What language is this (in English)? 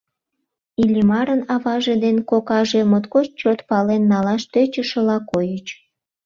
Mari